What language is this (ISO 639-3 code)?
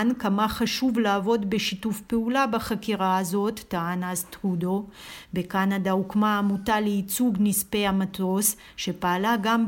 heb